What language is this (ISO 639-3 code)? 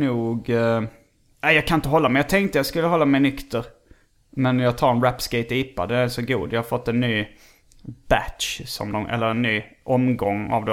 swe